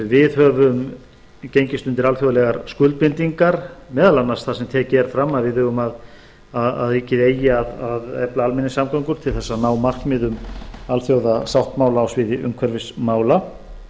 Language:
Icelandic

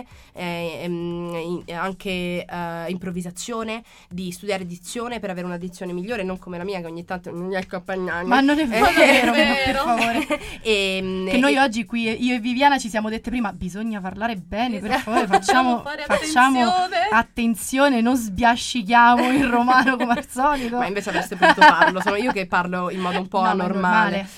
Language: Italian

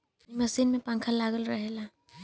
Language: Bhojpuri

